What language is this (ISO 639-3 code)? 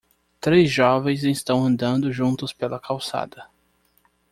por